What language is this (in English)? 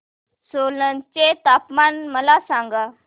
Marathi